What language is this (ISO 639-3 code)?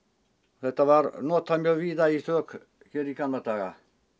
isl